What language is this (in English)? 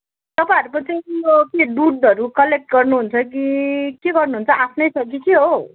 Nepali